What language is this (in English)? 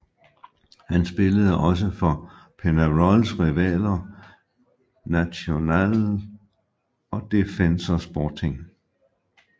Danish